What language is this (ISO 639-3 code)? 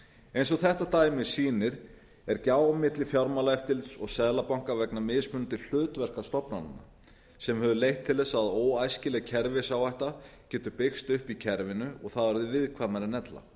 isl